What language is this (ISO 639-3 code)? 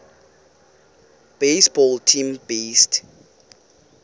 xho